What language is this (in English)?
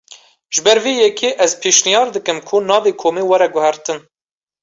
Kurdish